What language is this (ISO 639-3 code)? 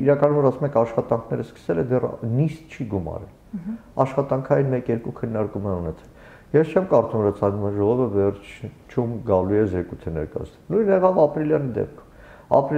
tur